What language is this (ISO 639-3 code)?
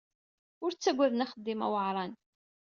kab